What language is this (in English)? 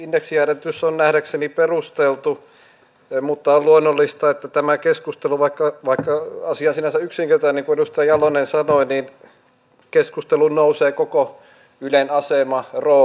Finnish